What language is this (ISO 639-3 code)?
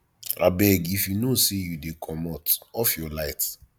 pcm